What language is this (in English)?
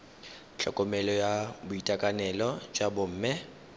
Tswana